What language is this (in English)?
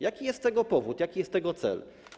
Polish